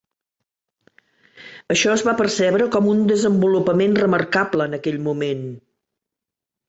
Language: Catalan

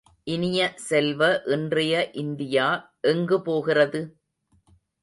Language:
Tamil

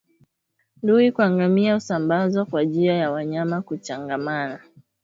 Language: Swahili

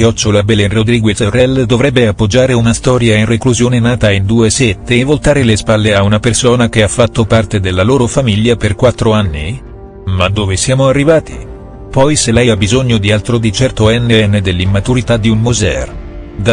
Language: Italian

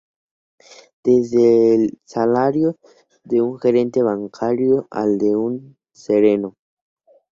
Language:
Spanish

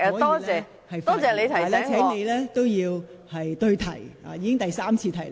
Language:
Cantonese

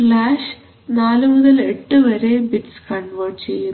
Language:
Malayalam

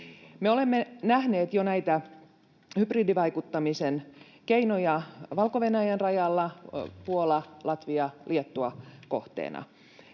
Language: Finnish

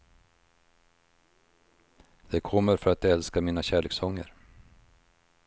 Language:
Swedish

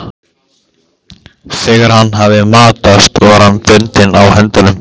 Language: Icelandic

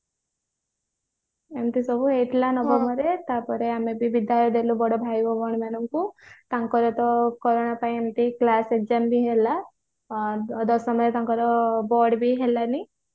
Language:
Odia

